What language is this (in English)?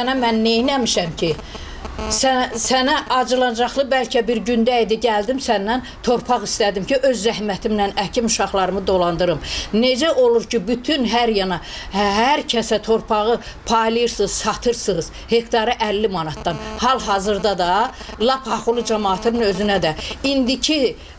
Azerbaijani